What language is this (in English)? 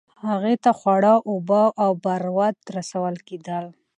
Pashto